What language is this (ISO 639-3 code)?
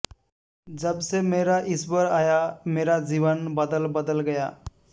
san